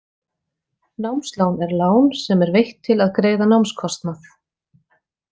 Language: Icelandic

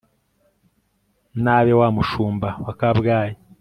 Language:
Kinyarwanda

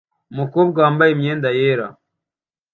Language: Kinyarwanda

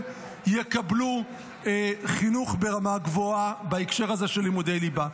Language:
Hebrew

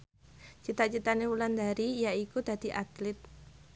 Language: Javanese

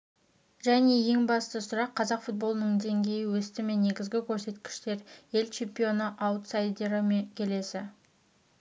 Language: Kazakh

